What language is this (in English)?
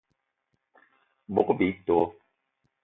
Eton (Cameroon)